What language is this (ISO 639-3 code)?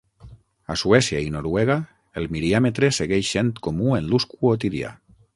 cat